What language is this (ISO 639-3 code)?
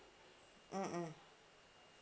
eng